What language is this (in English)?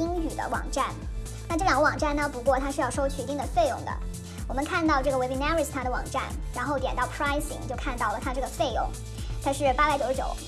Chinese